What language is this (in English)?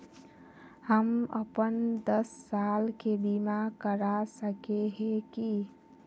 Magahi